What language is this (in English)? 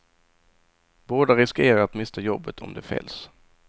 Swedish